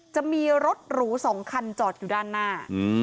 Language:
Thai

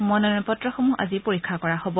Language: Assamese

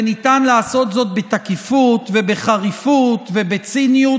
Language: Hebrew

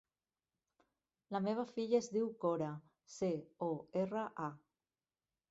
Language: Catalan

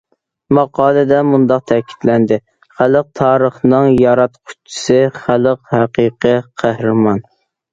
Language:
Uyghur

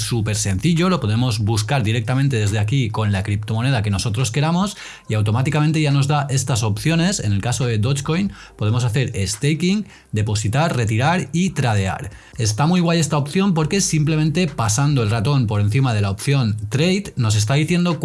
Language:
Spanish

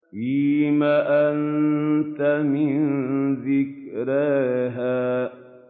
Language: Arabic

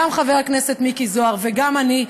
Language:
Hebrew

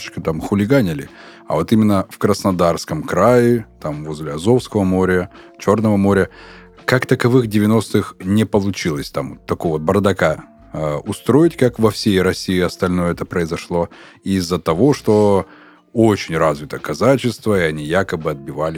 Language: Russian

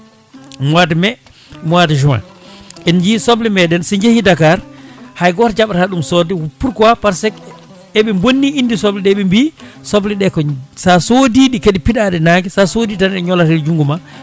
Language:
Fula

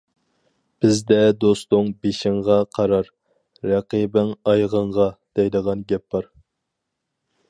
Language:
Uyghur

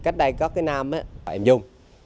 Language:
Vietnamese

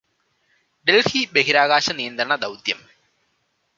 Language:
Malayalam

